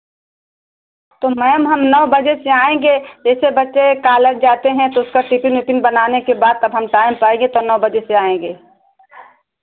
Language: Hindi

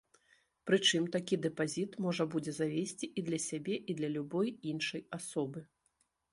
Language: Belarusian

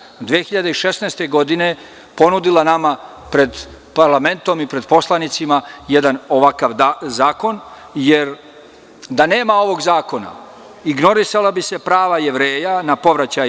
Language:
Serbian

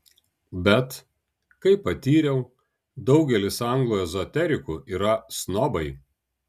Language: Lithuanian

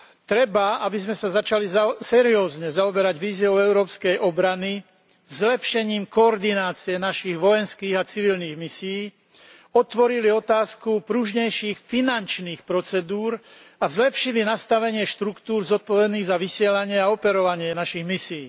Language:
Slovak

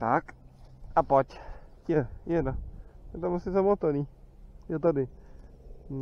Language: Czech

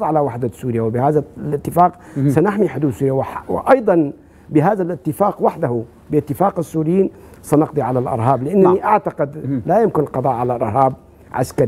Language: Arabic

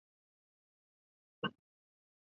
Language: Chinese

